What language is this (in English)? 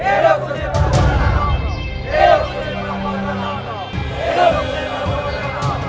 Indonesian